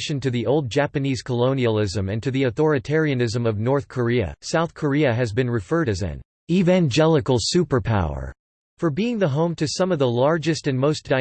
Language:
English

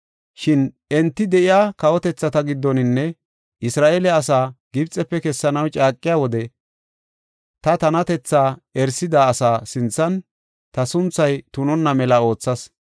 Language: Gofa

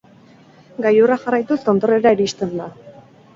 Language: Basque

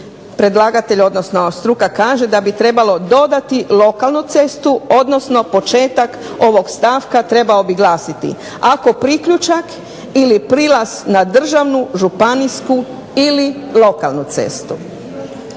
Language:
Croatian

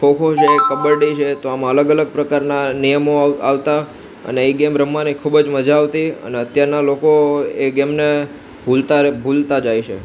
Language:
Gujarati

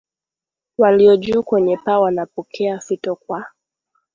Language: Swahili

